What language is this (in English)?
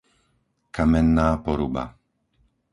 Slovak